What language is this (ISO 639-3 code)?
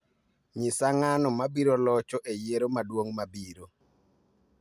luo